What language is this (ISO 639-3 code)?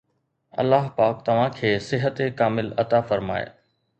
snd